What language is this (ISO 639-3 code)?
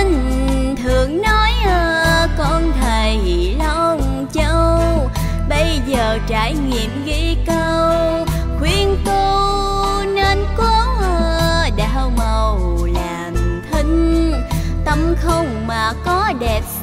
vie